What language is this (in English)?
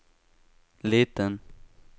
Swedish